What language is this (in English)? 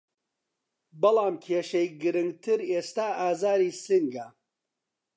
Central Kurdish